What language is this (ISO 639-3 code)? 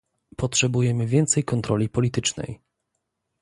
pol